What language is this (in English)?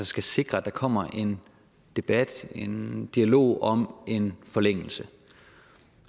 Danish